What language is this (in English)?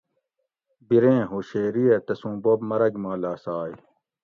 Gawri